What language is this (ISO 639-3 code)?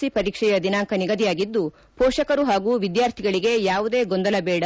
kan